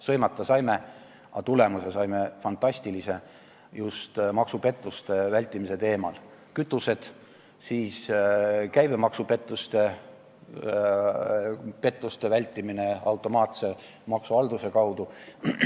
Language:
Estonian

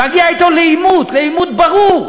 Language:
Hebrew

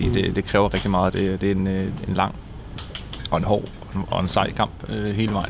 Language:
Danish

